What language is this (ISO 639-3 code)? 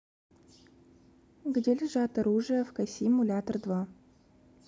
rus